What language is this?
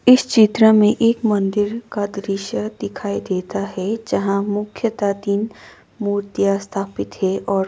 Hindi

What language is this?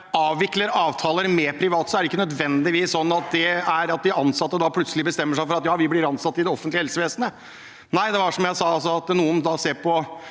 Norwegian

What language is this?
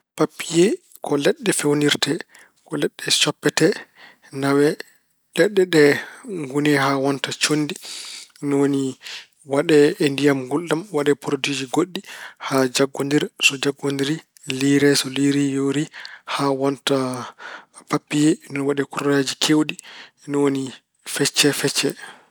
Fula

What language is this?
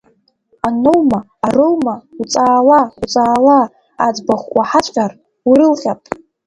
Abkhazian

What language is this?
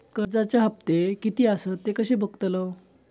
Marathi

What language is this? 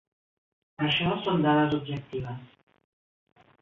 Catalan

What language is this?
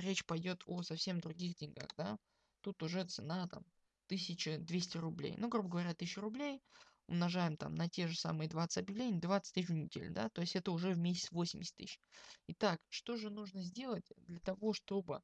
Russian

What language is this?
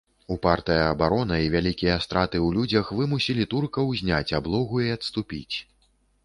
Belarusian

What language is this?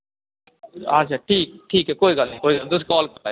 Dogri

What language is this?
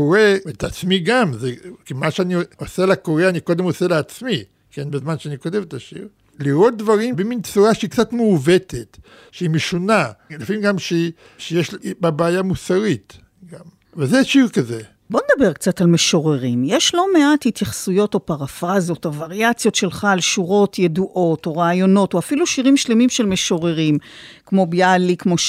Hebrew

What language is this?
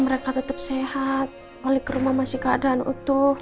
Indonesian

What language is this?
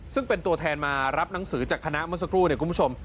Thai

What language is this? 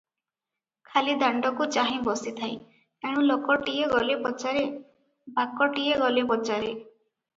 Odia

